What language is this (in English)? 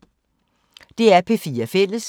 Danish